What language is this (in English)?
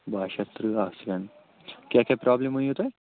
Kashmiri